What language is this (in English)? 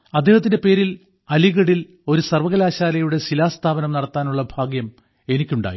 Malayalam